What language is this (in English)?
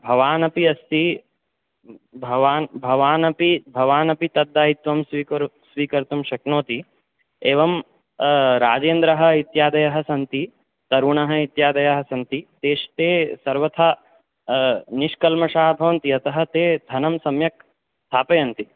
Sanskrit